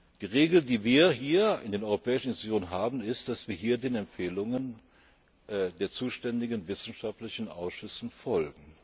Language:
German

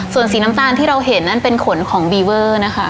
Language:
Thai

